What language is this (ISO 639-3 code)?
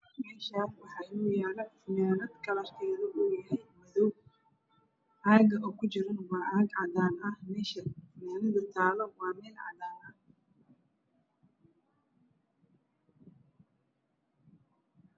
som